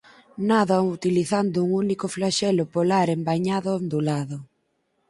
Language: Galician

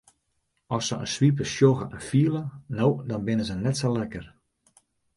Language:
Western Frisian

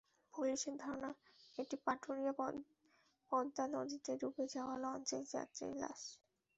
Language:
Bangla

